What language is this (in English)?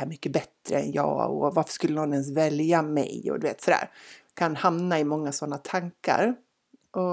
Swedish